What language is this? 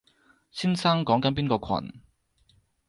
Cantonese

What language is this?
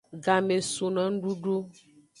Aja (Benin)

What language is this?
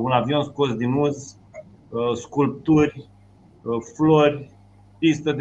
Romanian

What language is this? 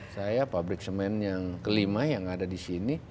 Indonesian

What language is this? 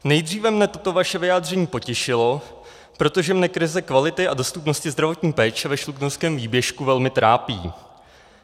Czech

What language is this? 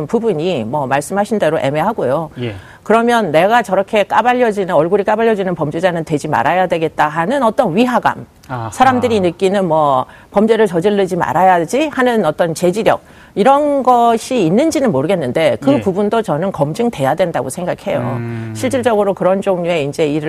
Korean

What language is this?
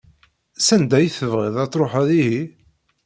Kabyle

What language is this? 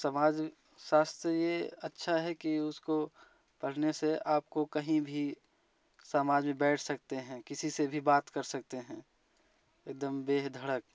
Hindi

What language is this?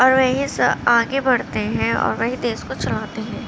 Urdu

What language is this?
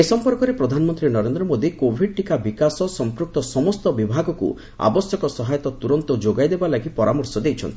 Odia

